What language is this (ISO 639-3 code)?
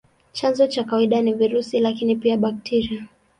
swa